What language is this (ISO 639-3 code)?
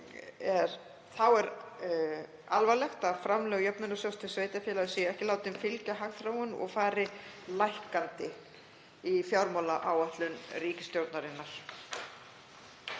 isl